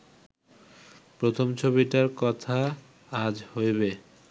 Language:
Bangla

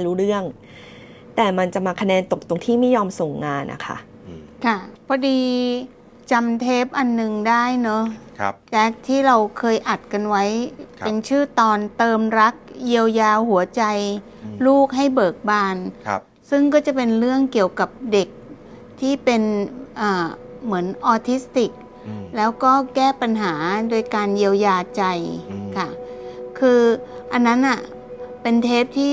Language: Thai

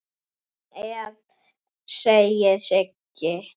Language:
Icelandic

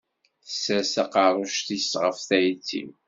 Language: Kabyle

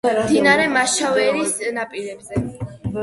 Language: Georgian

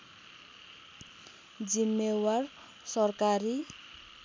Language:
Nepali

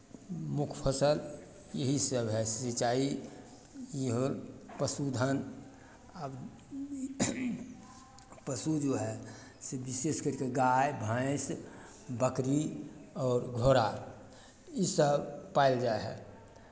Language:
Maithili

